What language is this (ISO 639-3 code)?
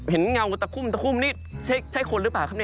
tha